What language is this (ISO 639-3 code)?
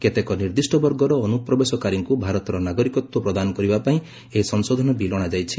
ori